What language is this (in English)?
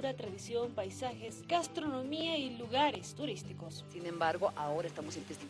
Spanish